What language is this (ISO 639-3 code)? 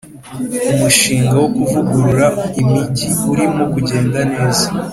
kin